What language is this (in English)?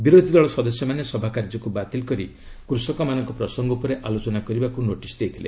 Odia